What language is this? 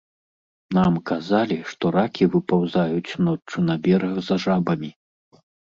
Belarusian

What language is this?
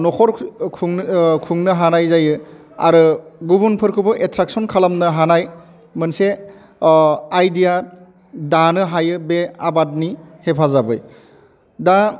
Bodo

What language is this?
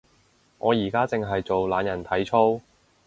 Cantonese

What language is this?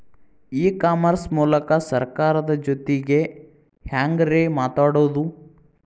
Kannada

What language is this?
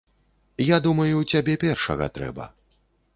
Belarusian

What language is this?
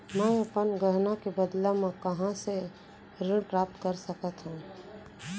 Chhattisgarhi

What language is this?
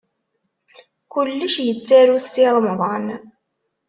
Kabyle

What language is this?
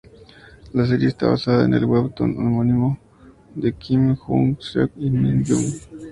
Spanish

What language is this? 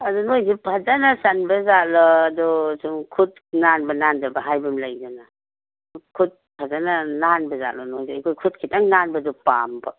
Manipuri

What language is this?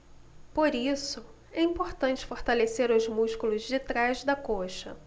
Portuguese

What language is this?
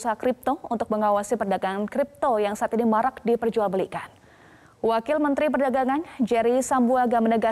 Indonesian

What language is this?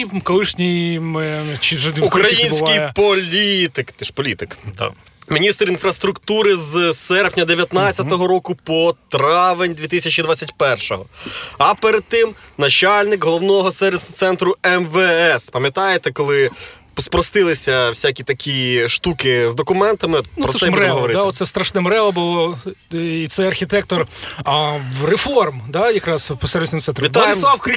Ukrainian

